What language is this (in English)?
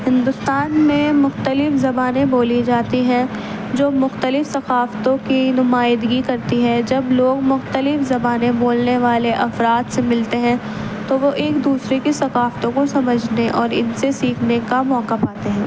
Urdu